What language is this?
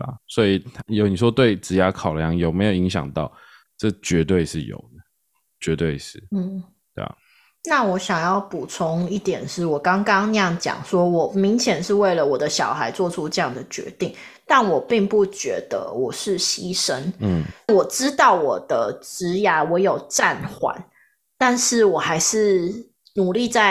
Chinese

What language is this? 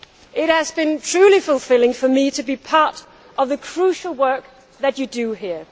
English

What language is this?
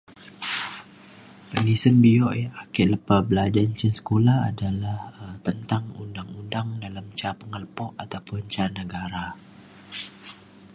Mainstream Kenyah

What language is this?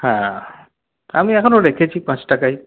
Bangla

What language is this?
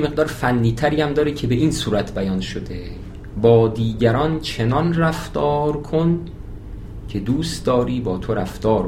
Persian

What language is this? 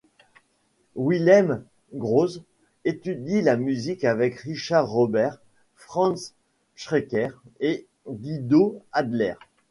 French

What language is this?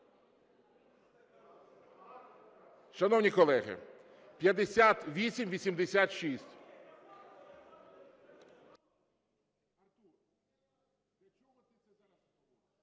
Ukrainian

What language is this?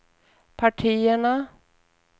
Swedish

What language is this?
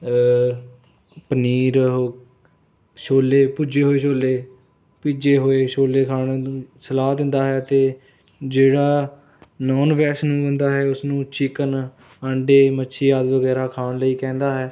Punjabi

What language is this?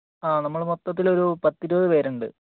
Malayalam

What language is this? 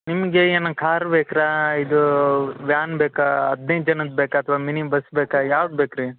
Kannada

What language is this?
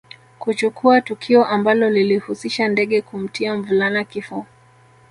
Swahili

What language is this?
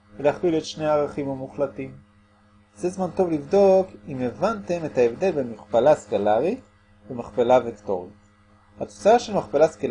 Hebrew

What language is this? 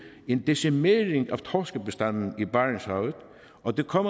Danish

